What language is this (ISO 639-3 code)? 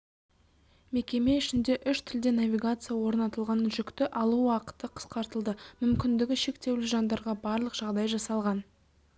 kaz